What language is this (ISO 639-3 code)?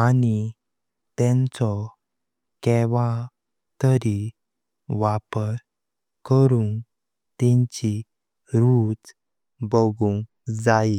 kok